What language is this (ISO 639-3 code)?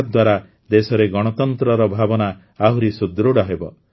ori